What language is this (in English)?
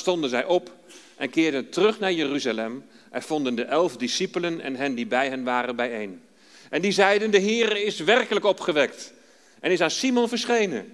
Dutch